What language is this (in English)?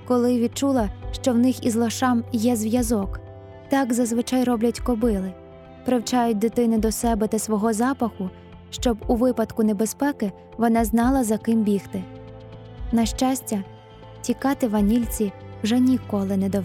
Ukrainian